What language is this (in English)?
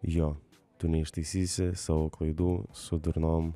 Lithuanian